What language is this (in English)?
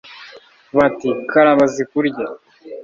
Kinyarwanda